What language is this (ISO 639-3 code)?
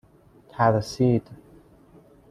fas